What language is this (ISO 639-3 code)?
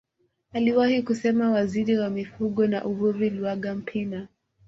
swa